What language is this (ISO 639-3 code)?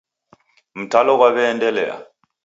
dav